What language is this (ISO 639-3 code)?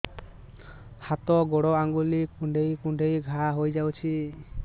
ori